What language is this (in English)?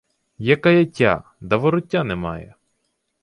Ukrainian